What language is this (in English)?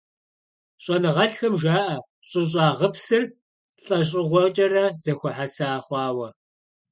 Kabardian